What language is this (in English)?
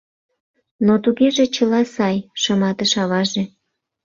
Mari